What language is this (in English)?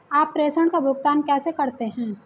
Hindi